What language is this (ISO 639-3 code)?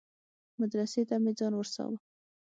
pus